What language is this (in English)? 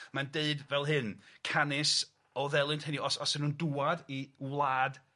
Welsh